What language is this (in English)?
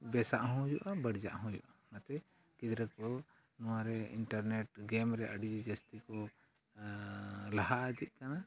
Santali